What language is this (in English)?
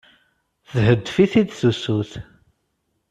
Kabyle